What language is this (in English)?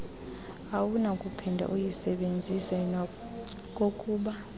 Xhosa